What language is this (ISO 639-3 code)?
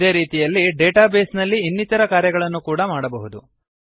kan